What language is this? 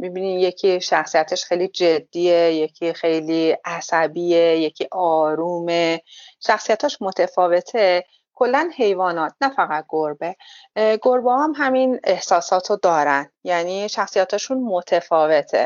Persian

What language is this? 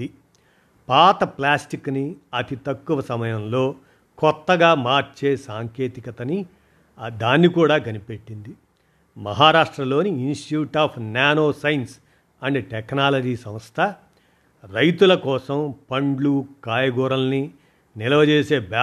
Telugu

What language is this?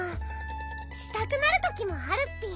Japanese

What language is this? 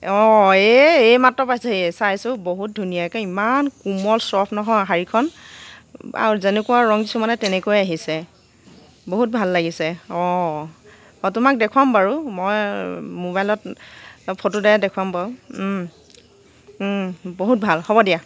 Assamese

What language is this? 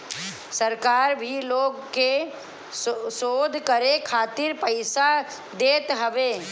Bhojpuri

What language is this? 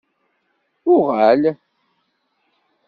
Kabyle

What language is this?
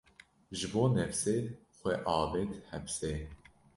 Kurdish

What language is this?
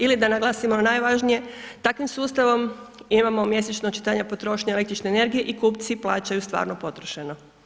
Croatian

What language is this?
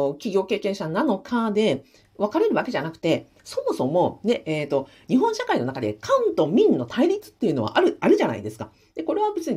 Japanese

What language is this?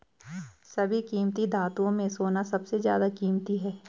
Hindi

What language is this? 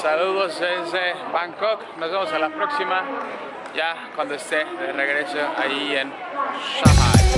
Spanish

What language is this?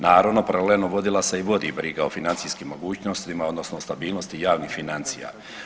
Croatian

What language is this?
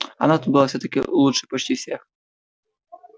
Russian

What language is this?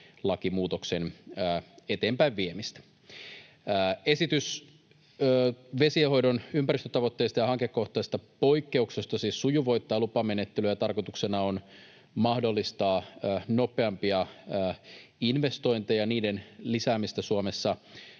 Finnish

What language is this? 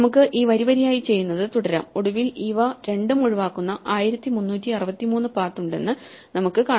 Malayalam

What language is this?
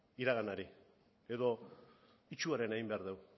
Basque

